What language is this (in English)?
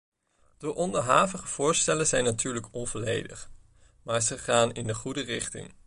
Dutch